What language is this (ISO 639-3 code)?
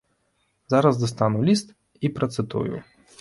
bel